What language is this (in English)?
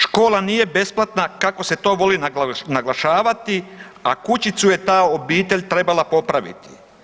Croatian